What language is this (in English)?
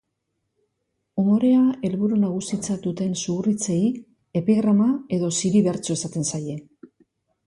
Basque